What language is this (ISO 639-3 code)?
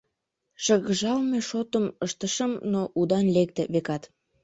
chm